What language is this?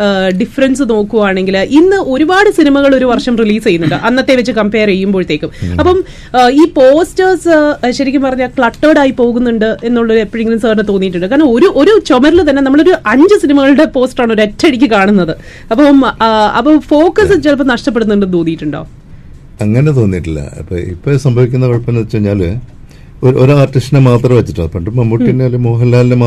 Malayalam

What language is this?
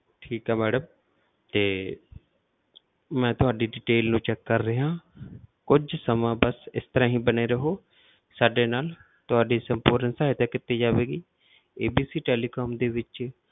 Punjabi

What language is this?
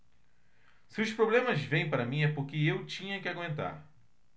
Portuguese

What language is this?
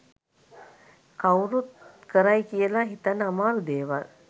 Sinhala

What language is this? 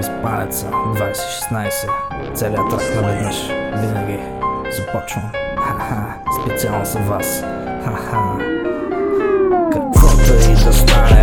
Bulgarian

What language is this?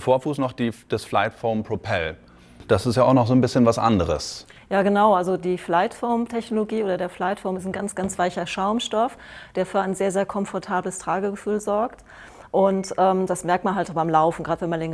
German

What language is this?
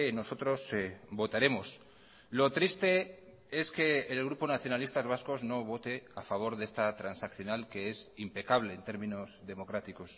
Spanish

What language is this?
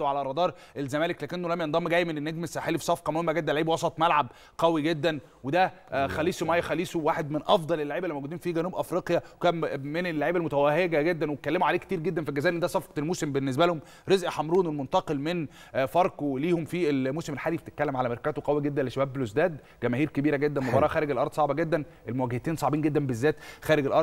Arabic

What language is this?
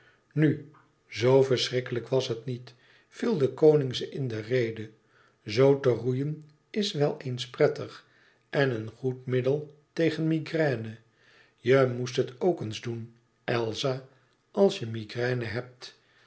Dutch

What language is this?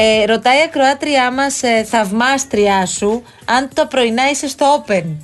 Greek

